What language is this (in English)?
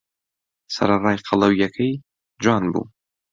Central Kurdish